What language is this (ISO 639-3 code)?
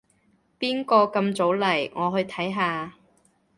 yue